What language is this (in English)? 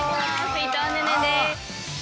Japanese